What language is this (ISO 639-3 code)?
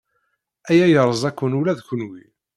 kab